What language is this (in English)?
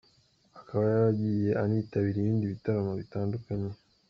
Kinyarwanda